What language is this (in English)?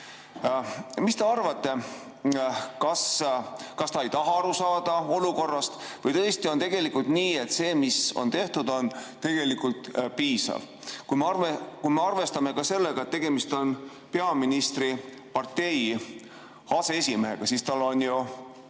Estonian